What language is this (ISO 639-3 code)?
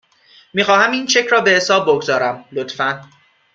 fas